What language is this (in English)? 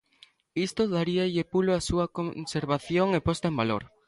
Galician